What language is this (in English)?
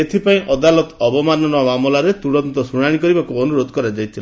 Odia